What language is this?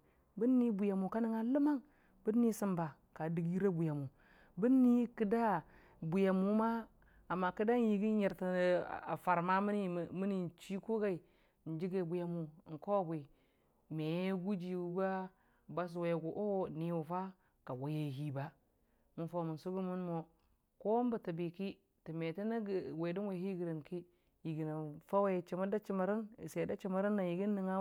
Dijim-Bwilim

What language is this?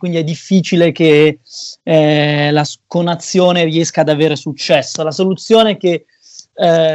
Italian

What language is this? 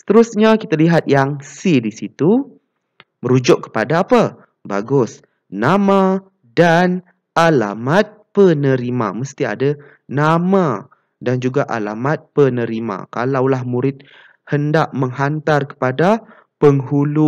Malay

